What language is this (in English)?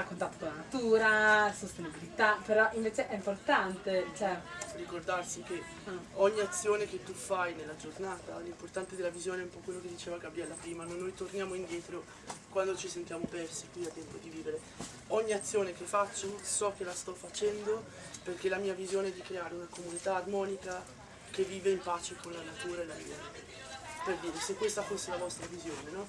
Italian